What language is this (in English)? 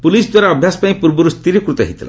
Odia